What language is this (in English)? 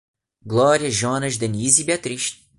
Portuguese